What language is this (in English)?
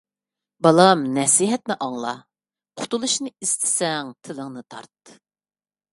Uyghur